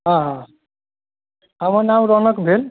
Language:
Maithili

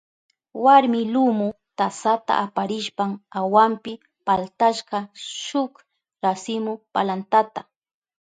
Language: Southern Pastaza Quechua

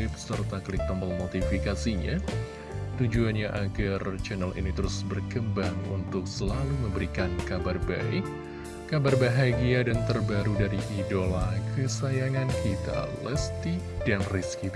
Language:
Indonesian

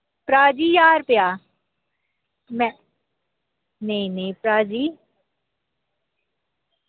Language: Dogri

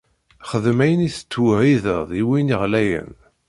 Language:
Kabyle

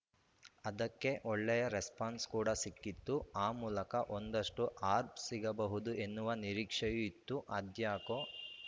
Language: Kannada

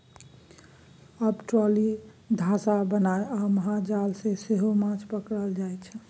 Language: Maithili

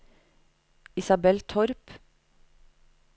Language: Norwegian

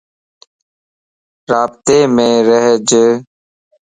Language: Lasi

